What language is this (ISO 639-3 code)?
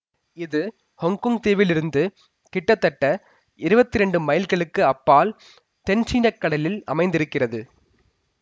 tam